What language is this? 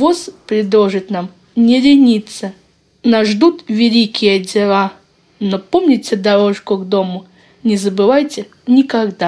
Russian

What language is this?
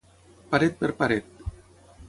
Catalan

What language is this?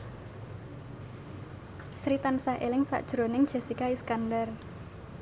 Javanese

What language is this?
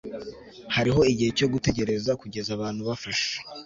Kinyarwanda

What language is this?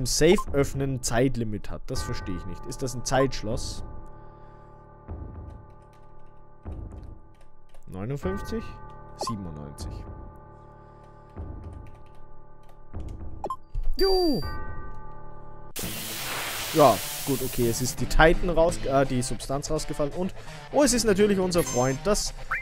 German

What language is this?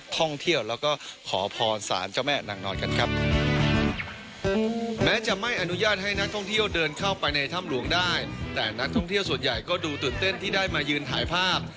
Thai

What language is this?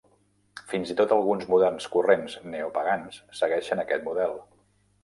Catalan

